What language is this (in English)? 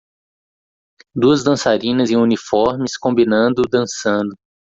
Portuguese